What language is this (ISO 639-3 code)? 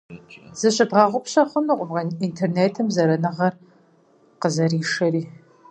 kbd